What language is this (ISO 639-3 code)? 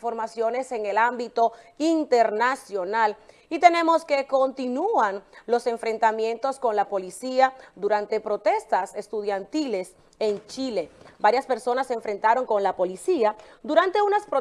spa